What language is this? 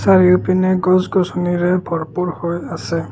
Assamese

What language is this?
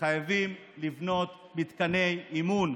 Hebrew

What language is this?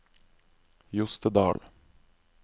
Norwegian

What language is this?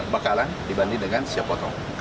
Indonesian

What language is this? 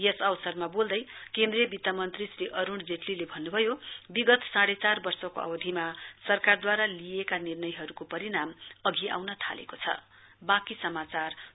Nepali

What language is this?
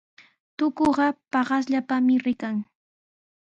Sihuas Ancash Quechua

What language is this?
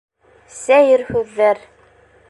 Bashkir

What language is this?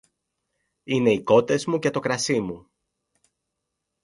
Greek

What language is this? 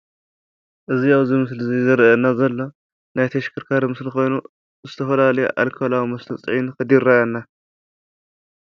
Tigrinya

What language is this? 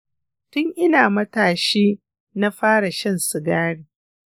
Hausa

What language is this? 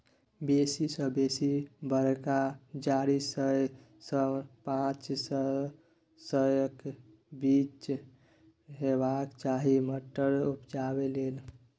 Maithili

